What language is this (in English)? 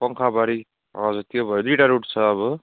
Nepali